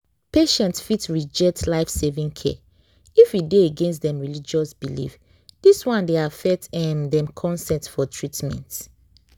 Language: Nigerian Pidgin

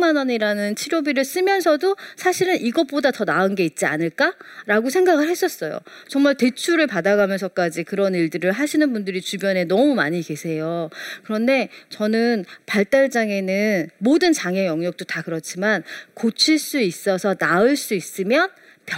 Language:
Korean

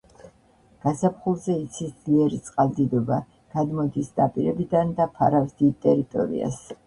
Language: Georgian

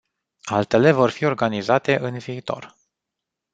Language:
Romanian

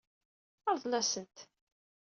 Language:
Kabyle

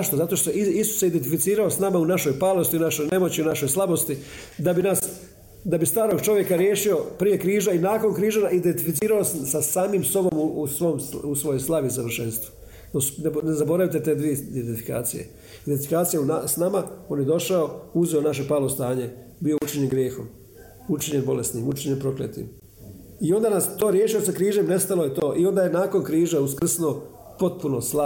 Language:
Croatian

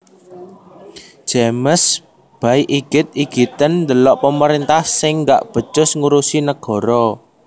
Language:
Javanese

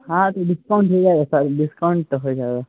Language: Urdu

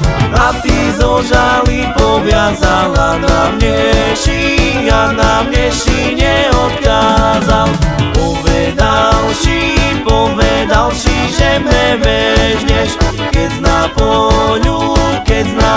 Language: Slovak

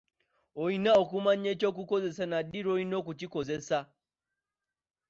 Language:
Ganda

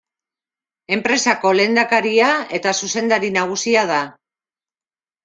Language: Basque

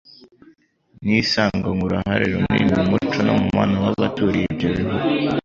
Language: Kinyarwanda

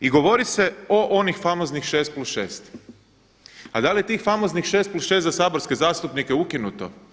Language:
Croatian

